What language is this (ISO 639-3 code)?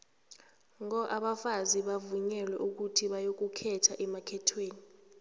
nbl